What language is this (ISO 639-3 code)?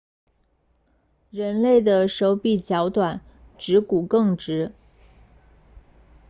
zho